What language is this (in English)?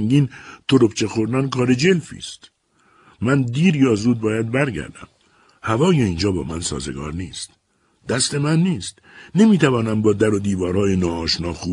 Persian